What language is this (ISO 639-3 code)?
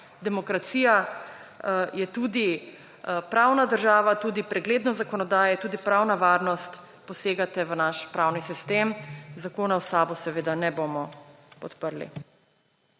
slv